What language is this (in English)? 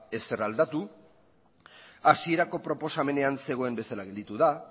Basque